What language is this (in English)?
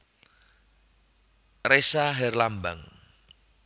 Javanese